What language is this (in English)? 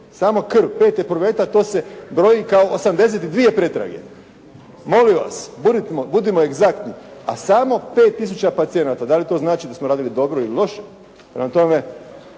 Croatian